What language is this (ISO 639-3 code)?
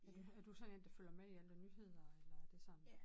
dan